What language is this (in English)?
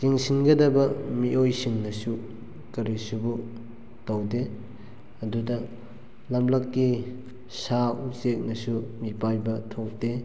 Manipuri